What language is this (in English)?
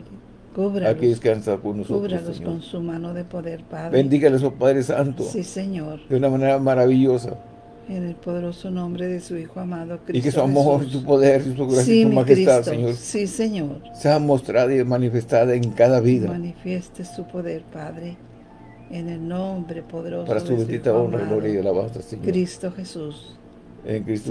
Spanish